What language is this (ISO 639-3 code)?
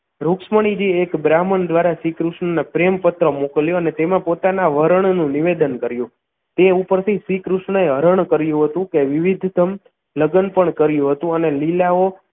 guj